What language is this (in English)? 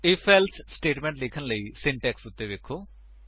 Punjabi